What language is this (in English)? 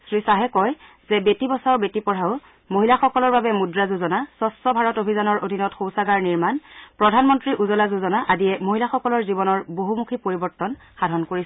Assamese